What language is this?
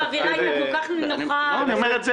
Hebrew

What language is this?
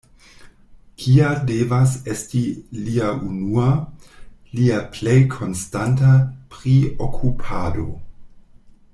Esperanto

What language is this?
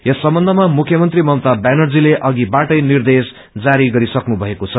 Nepali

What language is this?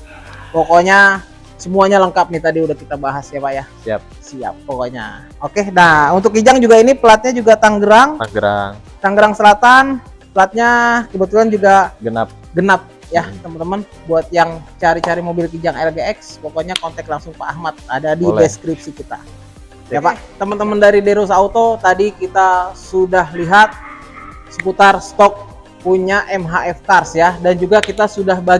Indonesian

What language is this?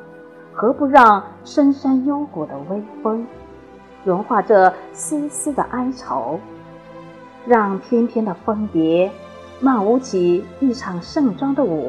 Chinese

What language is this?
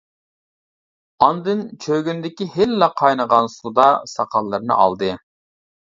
Uyghur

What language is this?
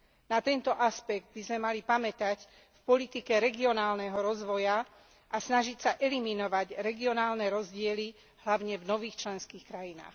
Slovak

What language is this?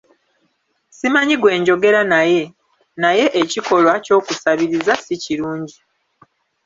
Ganda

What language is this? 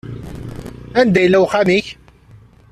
Kabyle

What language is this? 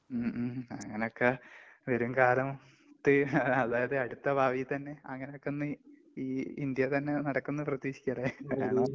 Malayalam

